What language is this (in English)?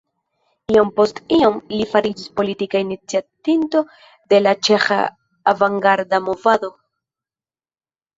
Esperanto